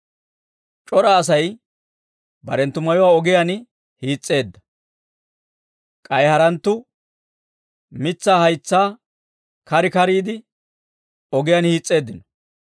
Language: Dawro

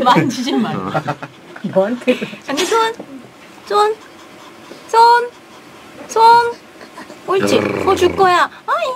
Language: Korean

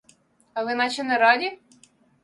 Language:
Ukrainian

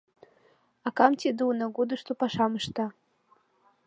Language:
Mari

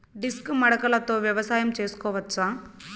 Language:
Telugu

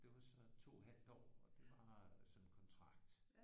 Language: Danish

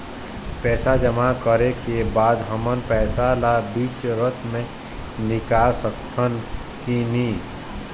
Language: Chhattisgarhi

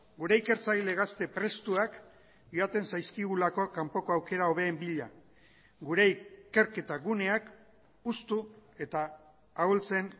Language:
Basque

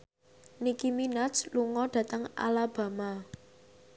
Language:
Javanese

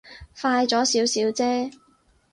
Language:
Cantonese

